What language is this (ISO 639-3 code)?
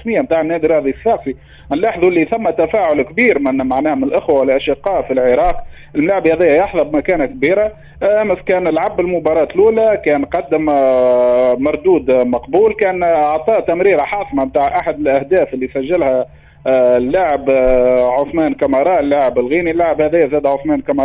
ara